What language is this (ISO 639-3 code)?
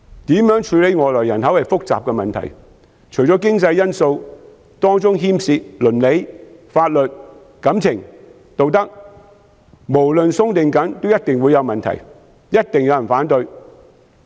yue